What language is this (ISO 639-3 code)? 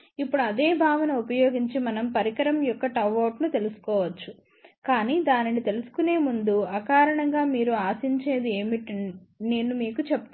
tel